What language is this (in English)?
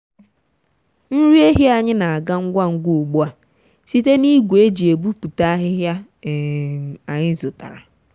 Igbo